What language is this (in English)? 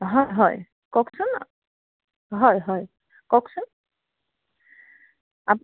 Assamese